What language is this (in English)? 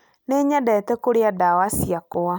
Kikuyu